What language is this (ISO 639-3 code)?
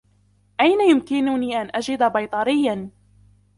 ara